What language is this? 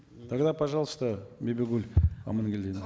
Kazakh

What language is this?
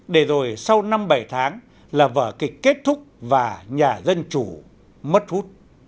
Vietnamese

